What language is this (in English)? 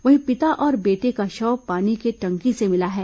Hindi